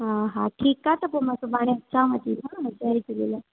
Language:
Sindhi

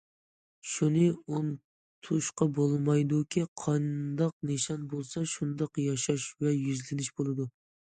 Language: Uyghur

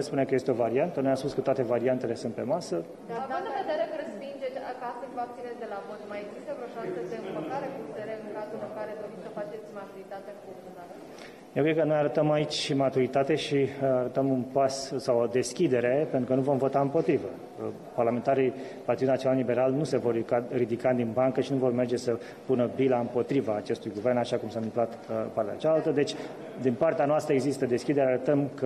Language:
Romanian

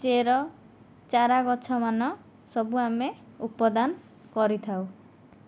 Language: Odia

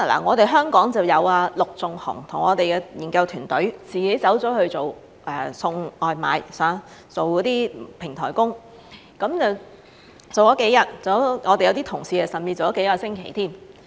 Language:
Cantonese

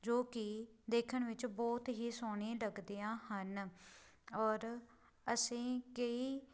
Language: Punjabi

